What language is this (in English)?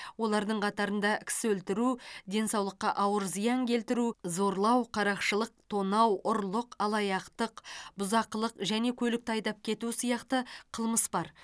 Kazakh